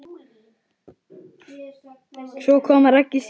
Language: Icelandic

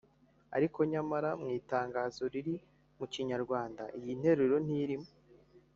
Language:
Kinyarwanda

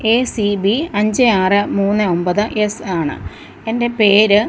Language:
Malayalam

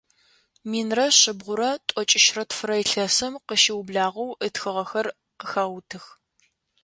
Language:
Adyghe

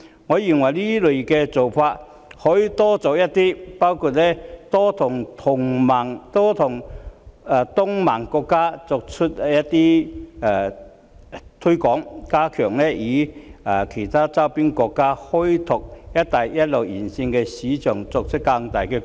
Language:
Cantonese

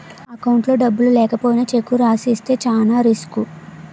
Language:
Telugu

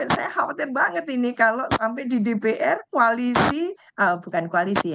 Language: Indonesian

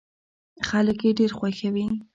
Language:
Pashto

